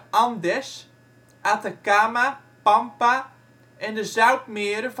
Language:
Dutch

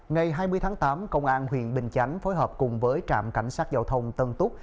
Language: Vietnamese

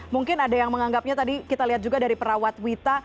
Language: Indonesian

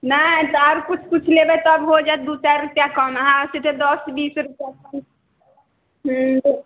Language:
Maithili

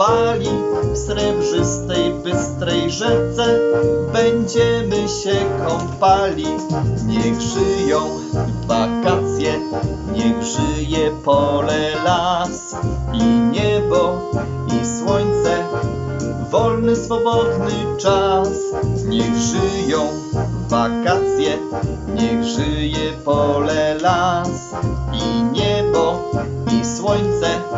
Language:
Polish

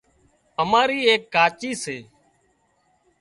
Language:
Wadiyara Koli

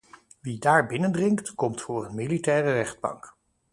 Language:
Dutch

